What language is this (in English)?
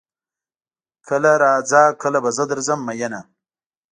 Pashto